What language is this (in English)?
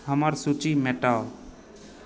Maithili